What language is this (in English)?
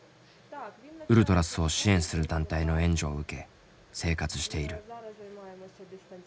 Japanese